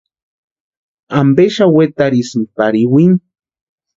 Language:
Western Highland Purepecha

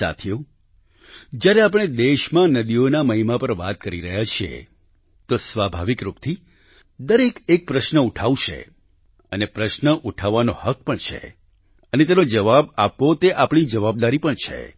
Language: Gujarati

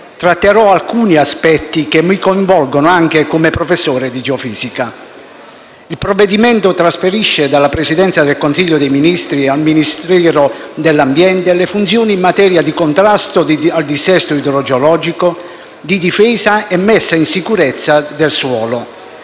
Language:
Italian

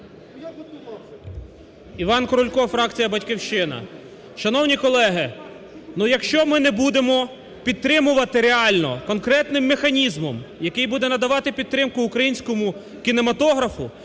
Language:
Ukrainian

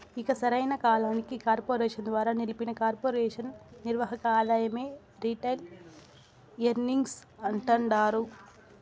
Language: Telugu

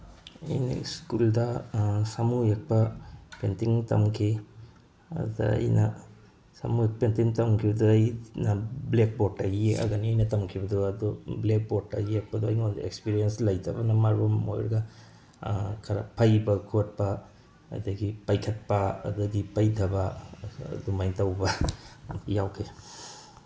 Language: Manipuri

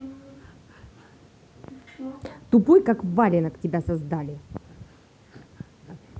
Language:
Russian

